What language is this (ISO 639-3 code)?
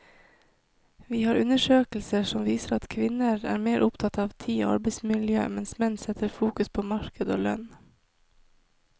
nor